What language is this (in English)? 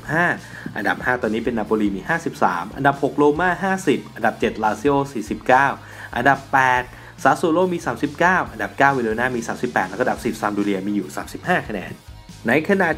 Thai